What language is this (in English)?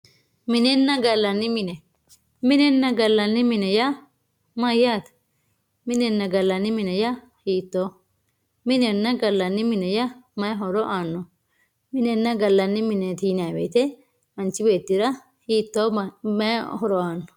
Sidamo